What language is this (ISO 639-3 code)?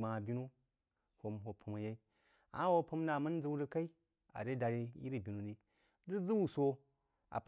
juo